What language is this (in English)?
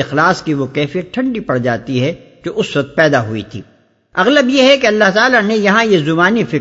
Urdu